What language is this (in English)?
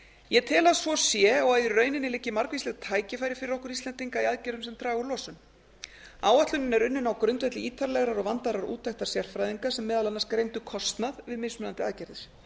Icelandic